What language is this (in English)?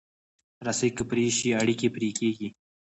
Pashto